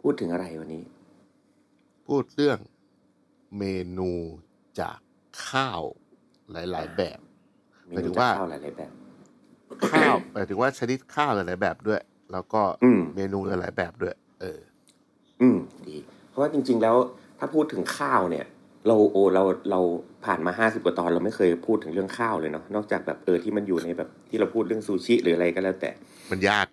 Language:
Thai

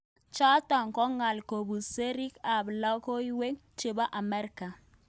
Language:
Kalenjin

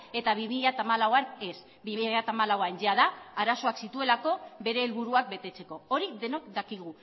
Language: Basque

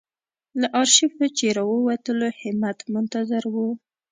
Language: Pashto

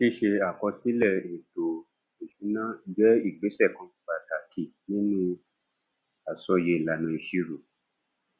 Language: Yoruba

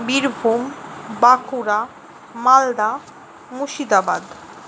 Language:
Bangla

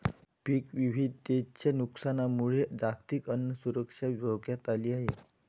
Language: Marathi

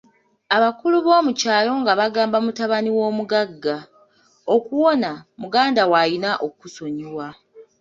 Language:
Ganda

